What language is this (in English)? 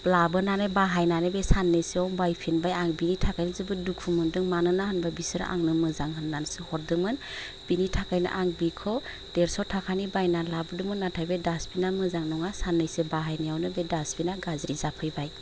Bodo